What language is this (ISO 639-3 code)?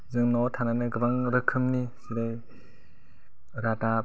brx